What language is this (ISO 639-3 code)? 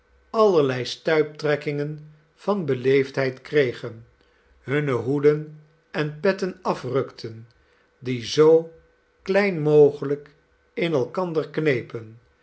nld